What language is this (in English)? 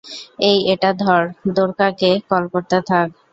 Bangla